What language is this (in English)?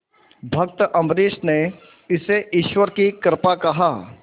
Hindi